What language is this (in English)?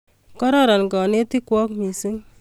Kalenjin